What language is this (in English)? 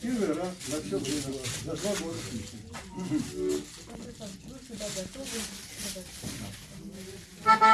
Russian